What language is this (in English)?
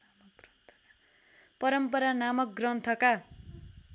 Nepali